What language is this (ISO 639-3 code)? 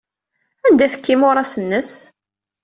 kab